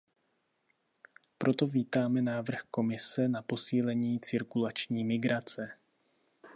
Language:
Czech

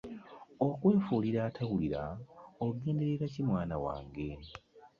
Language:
Ganda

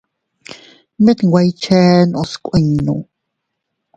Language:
Teutila Cuicatec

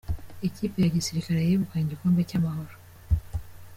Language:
Kinyarwanda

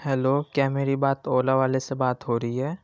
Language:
Urdu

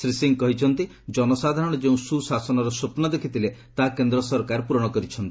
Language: Odia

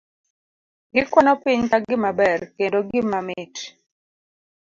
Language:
Luo (Kenya and Tanzania)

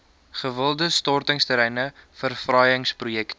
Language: Afrikaans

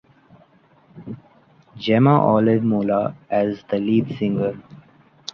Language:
English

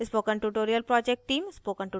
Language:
Hindi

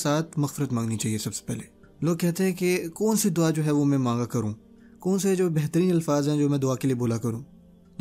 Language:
Urdu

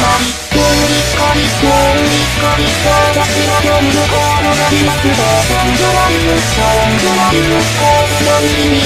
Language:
Indonesian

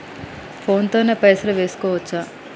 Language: Telugu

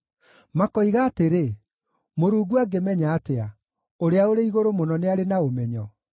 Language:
Kikuyu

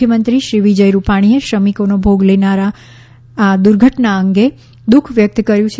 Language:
Gujarati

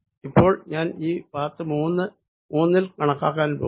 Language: Malayalam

